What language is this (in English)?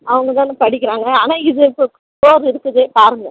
Tamil